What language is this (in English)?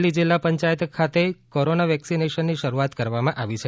Gujarati